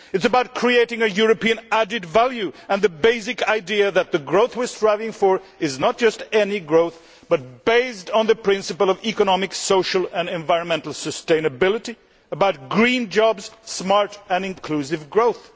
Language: English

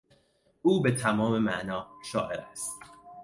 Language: Persian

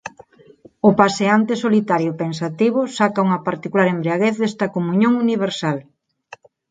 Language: Galician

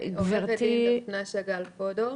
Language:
Hebrew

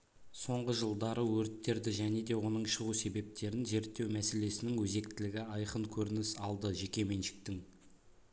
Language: Kazakh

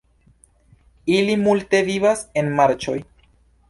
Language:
Esperanto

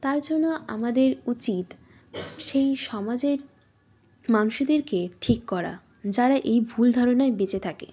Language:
Bangla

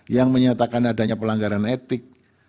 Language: Indonesian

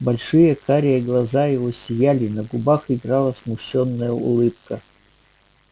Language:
Russian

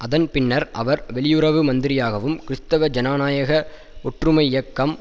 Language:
Tamil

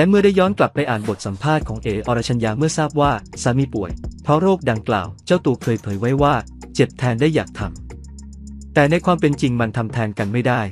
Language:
Thai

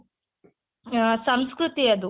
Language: Kannada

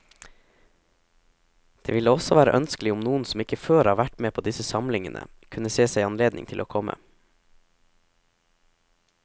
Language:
Norwegian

